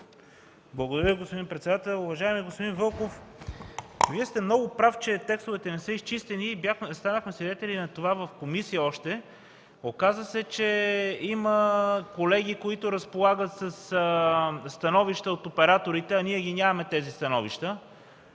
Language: Bulgarian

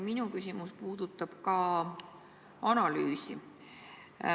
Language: Estonian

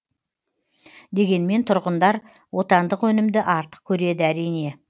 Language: Kazakh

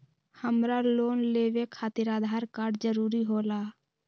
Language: Magahi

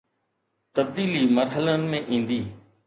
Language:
Sindhi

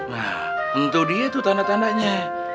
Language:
Indonesian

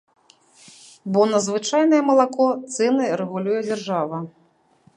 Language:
Belarusian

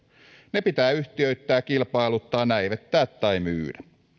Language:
Finnish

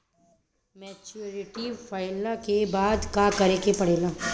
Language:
Bhojpuri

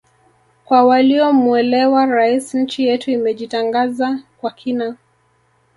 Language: Swahili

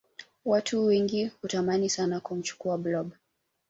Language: Swahili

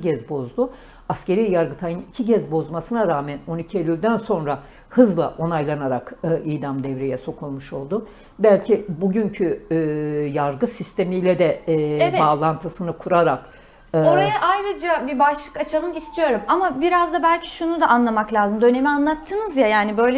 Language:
Turkish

